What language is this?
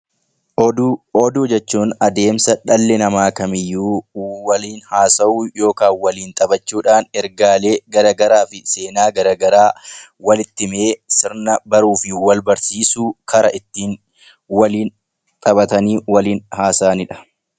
Oromo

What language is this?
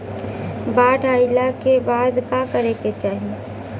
Bhojpuri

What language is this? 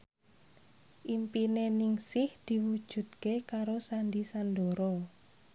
Javanese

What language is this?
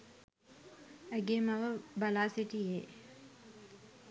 Sinhala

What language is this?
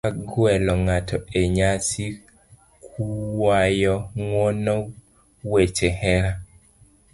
Luo (Kenya and Tanzania)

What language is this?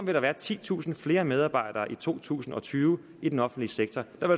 Danish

